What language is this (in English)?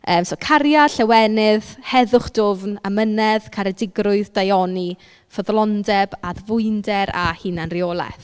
Welsh